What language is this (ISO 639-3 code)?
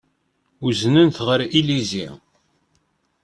kab